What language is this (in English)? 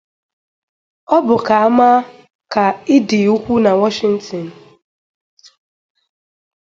Igbo